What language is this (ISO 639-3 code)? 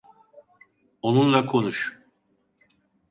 tur